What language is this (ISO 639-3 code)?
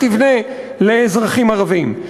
heb